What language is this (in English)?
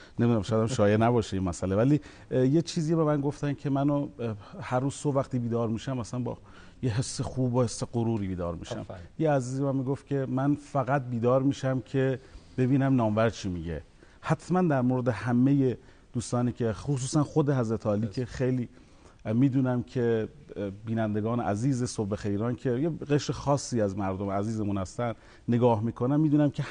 Persian